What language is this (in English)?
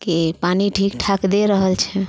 Maithili